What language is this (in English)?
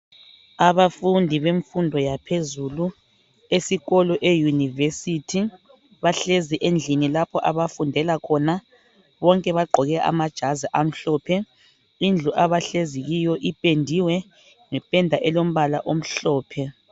North Ndebele